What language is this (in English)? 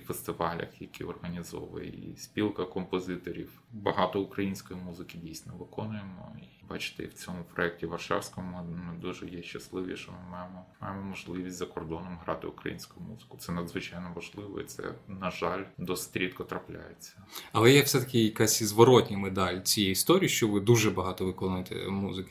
Ukrainian